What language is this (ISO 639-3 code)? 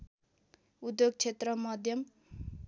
nep